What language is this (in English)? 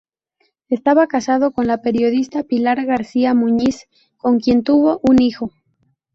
Spanish